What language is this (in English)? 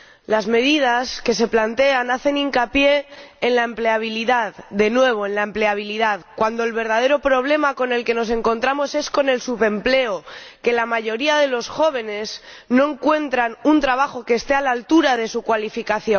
Spanish